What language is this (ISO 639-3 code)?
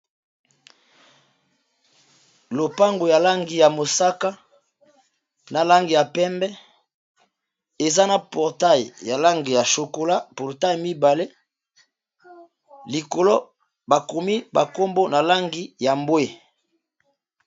lin